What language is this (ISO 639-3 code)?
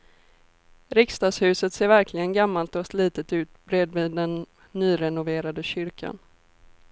swe